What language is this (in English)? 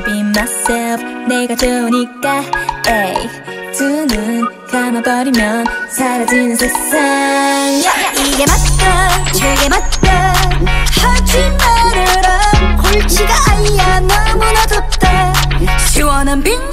Vietnamese